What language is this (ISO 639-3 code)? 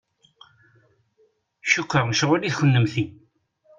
kab